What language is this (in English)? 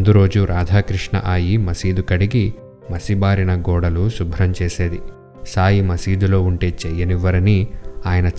Telugu